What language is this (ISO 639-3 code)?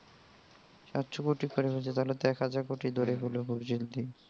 ben